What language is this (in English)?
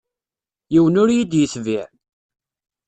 Kabyle